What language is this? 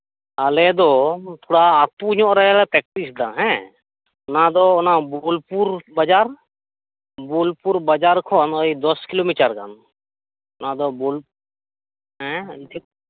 Santali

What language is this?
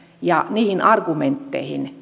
Finnish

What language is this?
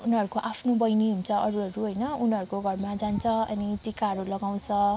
Nepali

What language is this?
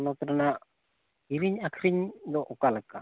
Santali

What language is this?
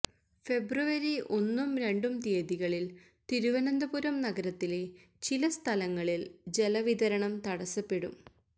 Malayalam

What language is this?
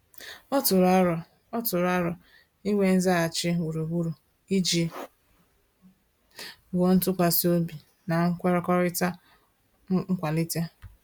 Igbo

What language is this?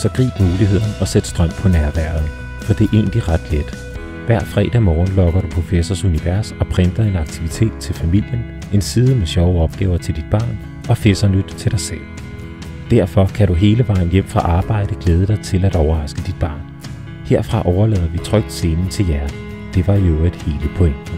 Danish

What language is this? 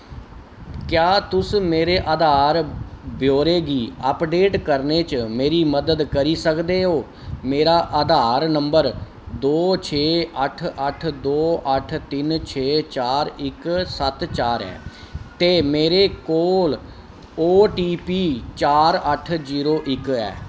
Dogri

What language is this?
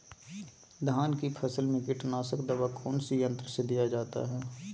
Magahi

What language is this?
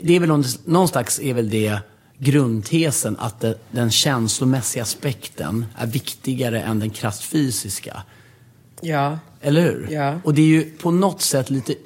Swedish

